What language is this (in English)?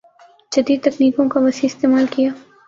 Urdu